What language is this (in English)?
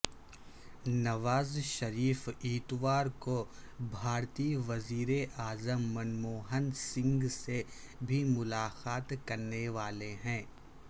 Urdu